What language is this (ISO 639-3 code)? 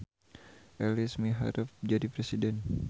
sun